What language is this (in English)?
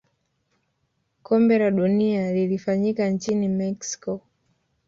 Swahili